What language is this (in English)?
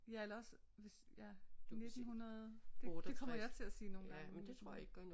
Danish